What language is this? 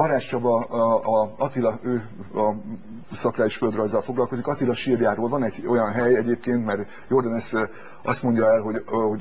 Hungarian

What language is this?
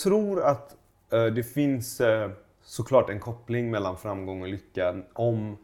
Swedish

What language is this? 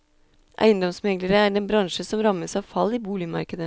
Norwegian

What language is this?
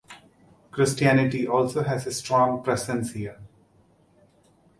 English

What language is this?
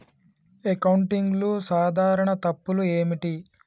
Telugu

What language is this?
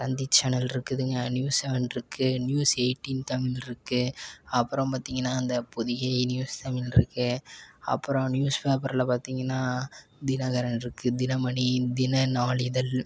Tamil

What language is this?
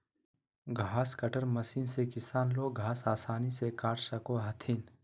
Magahi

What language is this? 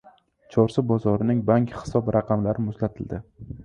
Uzbek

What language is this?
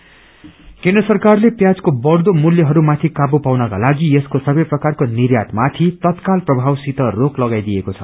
Nepali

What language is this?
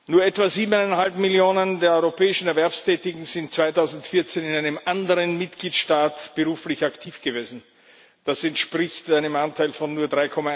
German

